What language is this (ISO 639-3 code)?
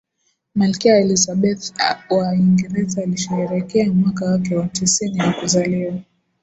swa